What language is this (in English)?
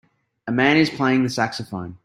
English